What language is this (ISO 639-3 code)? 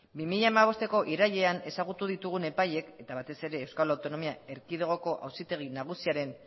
eus